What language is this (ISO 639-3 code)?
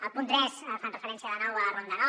cat